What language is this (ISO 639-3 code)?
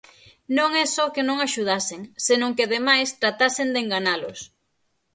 glg